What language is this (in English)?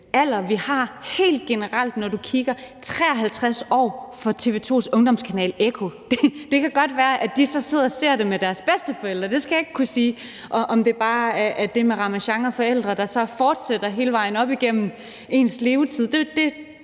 Danish